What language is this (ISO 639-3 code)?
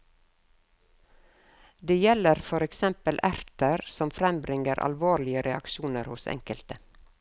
nor